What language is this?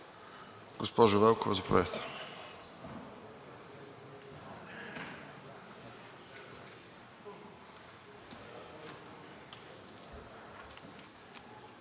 Bulgarian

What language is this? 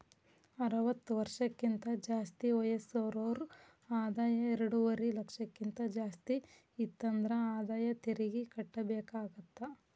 Kannada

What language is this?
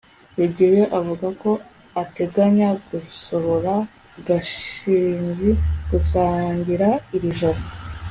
Kinyarwanda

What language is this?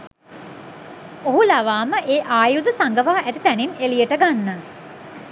Sinhala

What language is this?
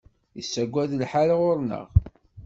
Kabyle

